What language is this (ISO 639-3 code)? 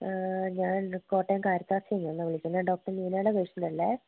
mal